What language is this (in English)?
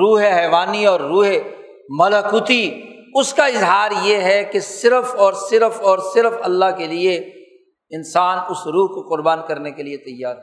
Urdu